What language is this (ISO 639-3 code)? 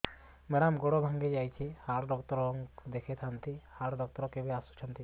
ori